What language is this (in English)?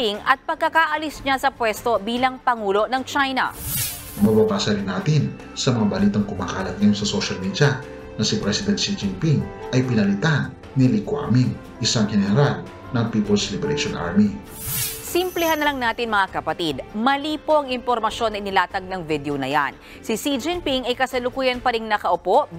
Filipino